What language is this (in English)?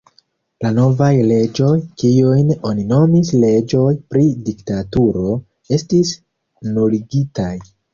Esperanto